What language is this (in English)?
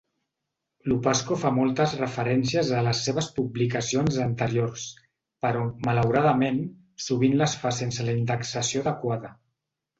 Catalan